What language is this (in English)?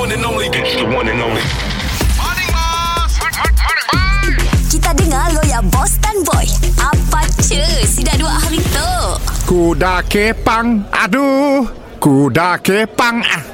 Malay